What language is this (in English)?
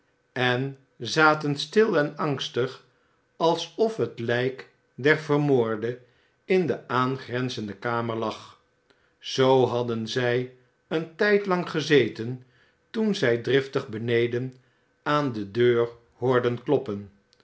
Dutch